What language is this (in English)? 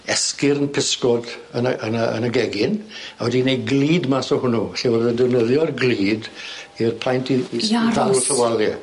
Welsh